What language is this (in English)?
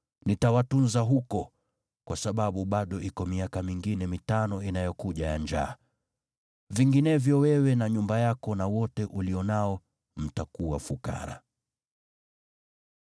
Swahili